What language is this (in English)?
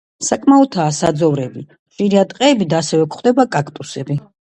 Georgian